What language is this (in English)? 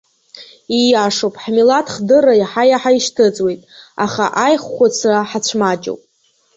Abkhazian